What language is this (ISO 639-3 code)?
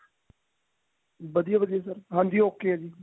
pan